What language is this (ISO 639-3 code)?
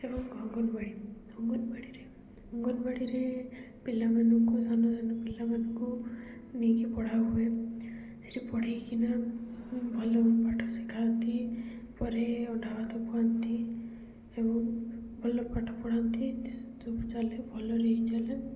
ori